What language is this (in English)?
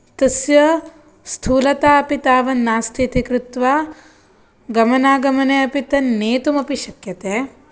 Sanskrit